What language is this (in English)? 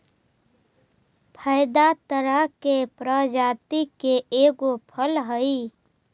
Magahi